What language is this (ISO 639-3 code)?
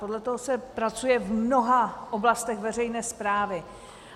ces